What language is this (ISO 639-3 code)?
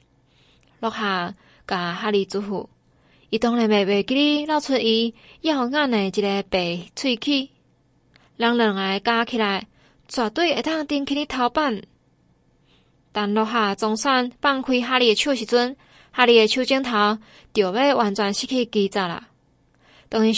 zho